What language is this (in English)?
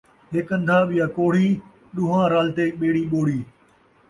Saraiki